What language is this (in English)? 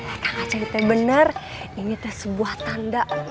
Indonesian